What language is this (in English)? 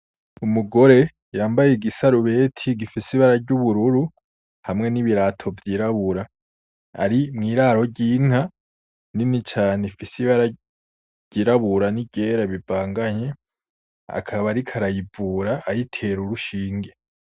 Rundi